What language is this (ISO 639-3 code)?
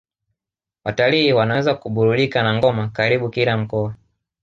swa